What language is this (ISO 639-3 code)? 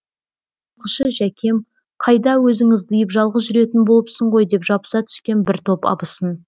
kaz